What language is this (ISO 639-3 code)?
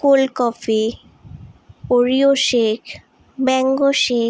asm